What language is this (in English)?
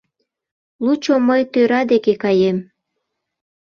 Mari